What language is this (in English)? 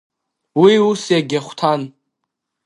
Abkhazian